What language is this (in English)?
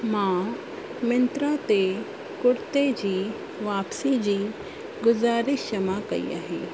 Sindhi